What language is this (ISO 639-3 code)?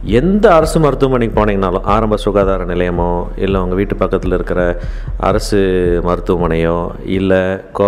tam